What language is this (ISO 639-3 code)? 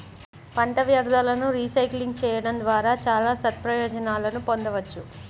tel